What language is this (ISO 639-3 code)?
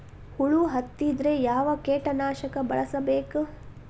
kan